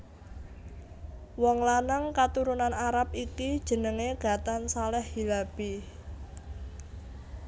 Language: Javanese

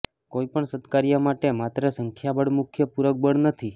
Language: Gujarati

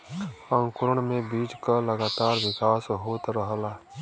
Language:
Bhojpuri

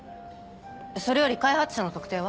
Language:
Japanese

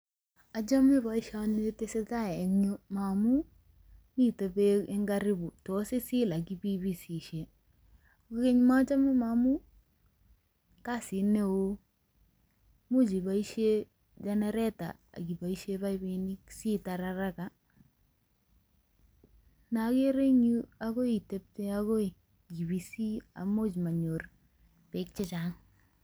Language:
Kalenjin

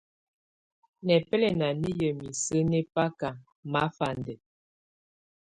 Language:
Tunen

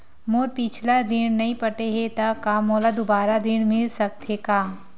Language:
Chhattisgarhi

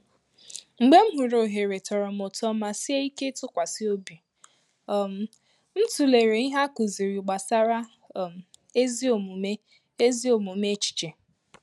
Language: Igbo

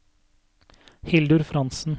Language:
Norwegian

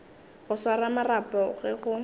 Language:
Northern Sotho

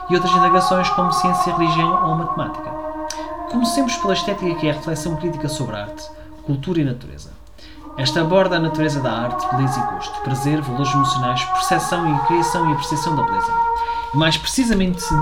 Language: Portuguese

